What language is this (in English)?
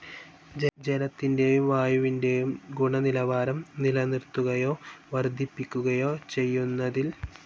Malayalam